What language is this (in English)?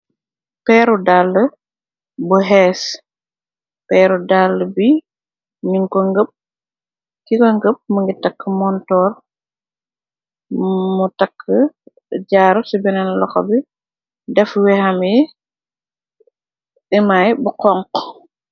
Wolof